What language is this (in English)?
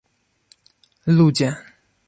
Polish